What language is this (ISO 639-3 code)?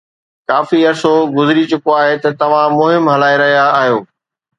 snd